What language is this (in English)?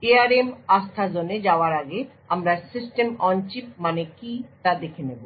Bangla